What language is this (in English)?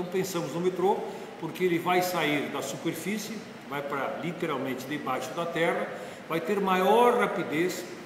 Portuguese